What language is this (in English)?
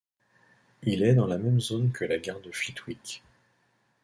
French